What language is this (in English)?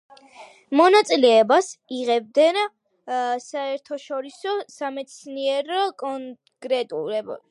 Georgian